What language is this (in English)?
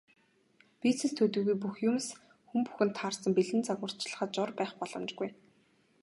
Mongolian